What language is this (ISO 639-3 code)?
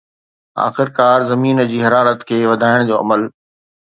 snd